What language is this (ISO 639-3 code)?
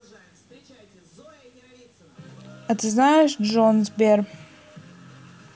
rus